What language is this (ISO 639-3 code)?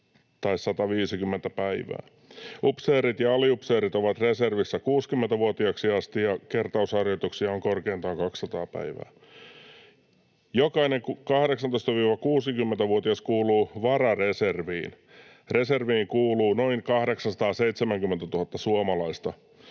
fin